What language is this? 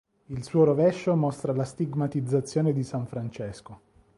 Italian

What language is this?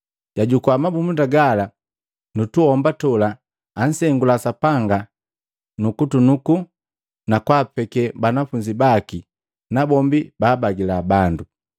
Matengo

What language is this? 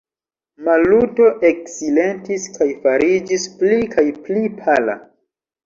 Esperanto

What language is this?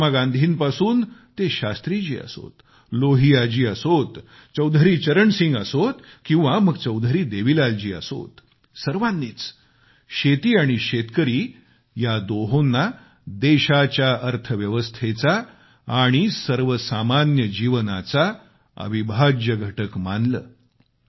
Marathi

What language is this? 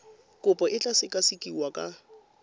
Tswana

